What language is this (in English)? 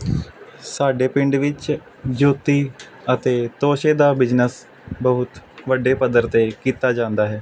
Punjabi